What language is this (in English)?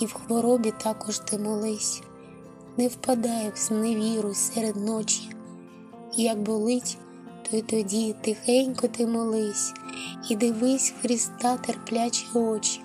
Ukrainian